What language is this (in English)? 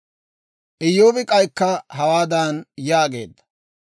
Dawro